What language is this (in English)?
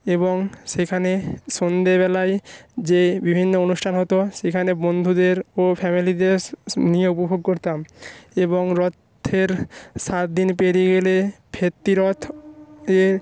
Bangla